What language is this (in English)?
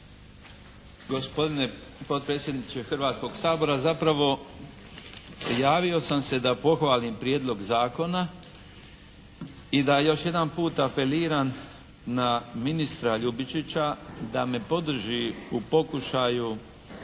Croatian